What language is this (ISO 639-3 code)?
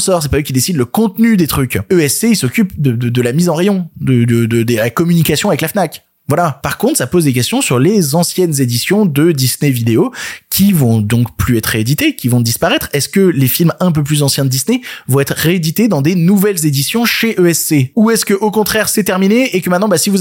fra